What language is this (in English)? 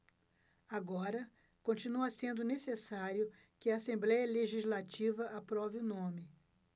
Portuguese